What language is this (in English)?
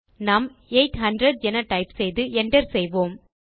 Tamil